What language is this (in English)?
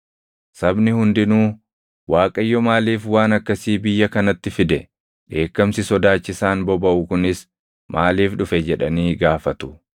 Oromo